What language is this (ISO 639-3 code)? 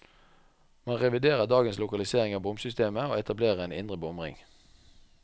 nor